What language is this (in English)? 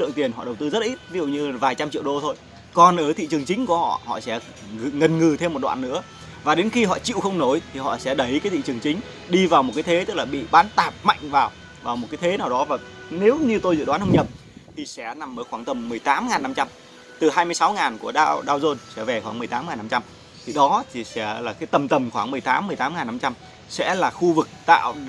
Vietnamese